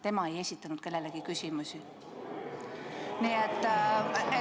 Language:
Estonian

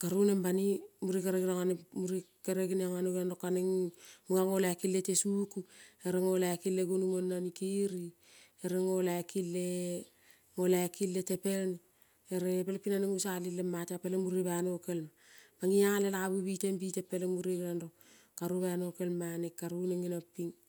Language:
Kol (Papua New Guinea)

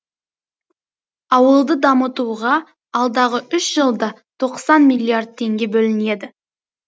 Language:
Kazakh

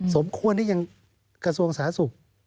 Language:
Thai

